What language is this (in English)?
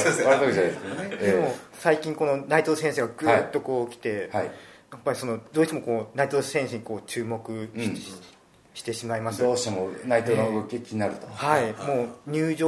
Japanese